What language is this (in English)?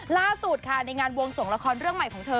Thai